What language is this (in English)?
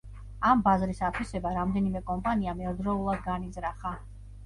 Georgian